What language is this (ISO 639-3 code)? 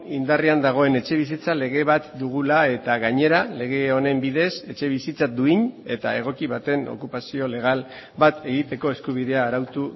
eus